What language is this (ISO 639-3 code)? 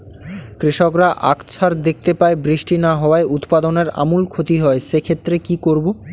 ben